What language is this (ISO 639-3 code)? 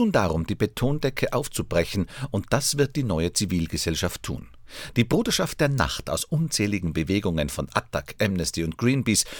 deu